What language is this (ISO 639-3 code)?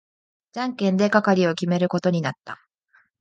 jpn